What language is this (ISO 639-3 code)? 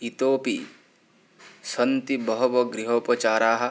san